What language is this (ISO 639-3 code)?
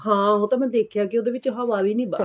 pan